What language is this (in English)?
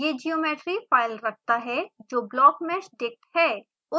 Hindi